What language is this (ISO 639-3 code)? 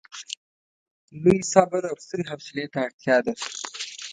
pus